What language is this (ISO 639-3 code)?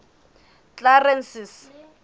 sot